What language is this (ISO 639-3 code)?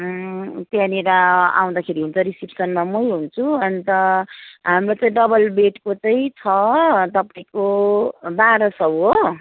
nep